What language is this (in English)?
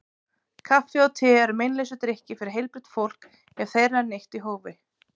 Icelandic